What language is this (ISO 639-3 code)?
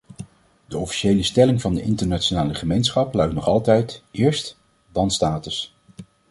nld